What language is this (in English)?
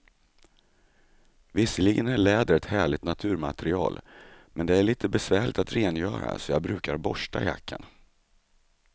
Swedish